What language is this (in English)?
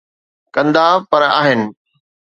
Sindhi